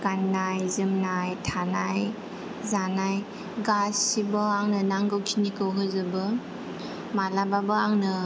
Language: Bodo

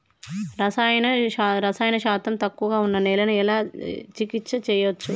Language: Telugu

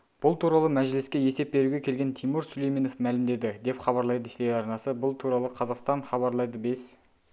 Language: Kazakh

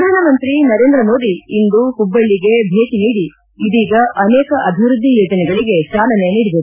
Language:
Kannada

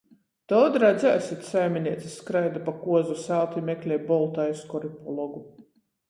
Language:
Latgalian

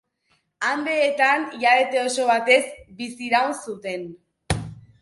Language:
Basque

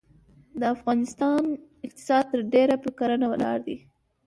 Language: Pashto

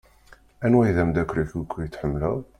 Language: Kabyle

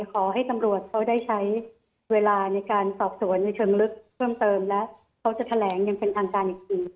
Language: Thai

